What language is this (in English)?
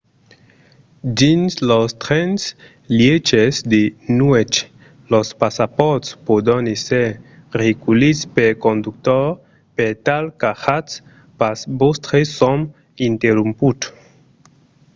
Occitan